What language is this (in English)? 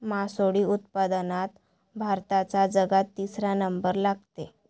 Marathi